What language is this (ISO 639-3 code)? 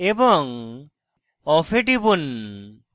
ben